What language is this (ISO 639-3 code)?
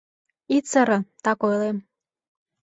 chm